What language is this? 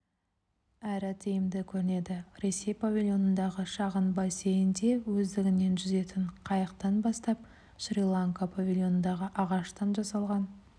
Kazakh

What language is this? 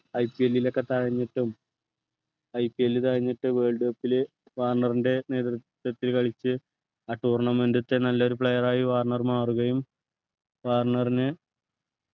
Malayalam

